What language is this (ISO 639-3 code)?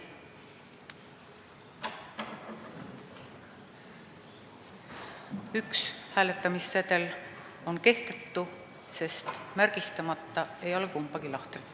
est